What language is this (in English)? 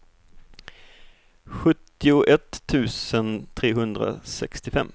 Swedish